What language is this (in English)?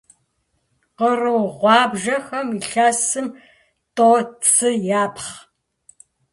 Kabardian